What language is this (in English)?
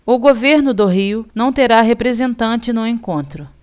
Portuguese